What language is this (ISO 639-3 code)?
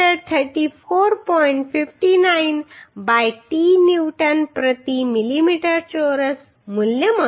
guj